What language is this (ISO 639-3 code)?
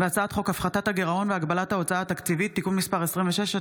heb